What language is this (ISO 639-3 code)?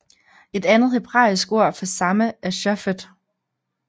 dan